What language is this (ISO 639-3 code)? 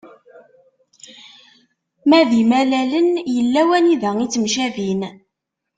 kab